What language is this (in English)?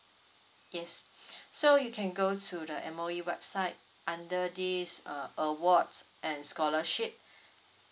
English